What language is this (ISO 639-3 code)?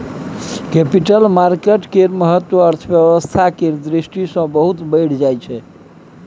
mai